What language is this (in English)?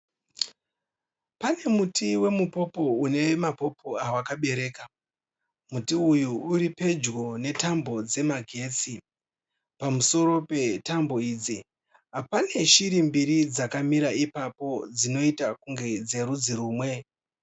Shona